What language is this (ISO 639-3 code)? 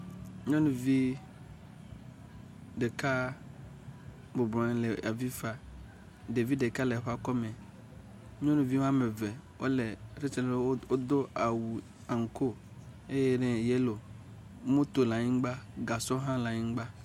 ewe